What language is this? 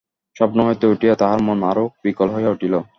Bangla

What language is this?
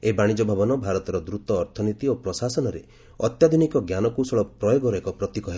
Odia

